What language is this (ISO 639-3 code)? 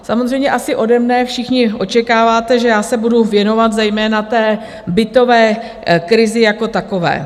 ces